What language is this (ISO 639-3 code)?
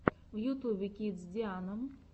rus